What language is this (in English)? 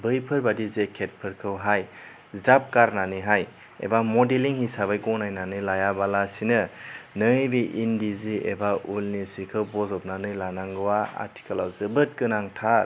Bodo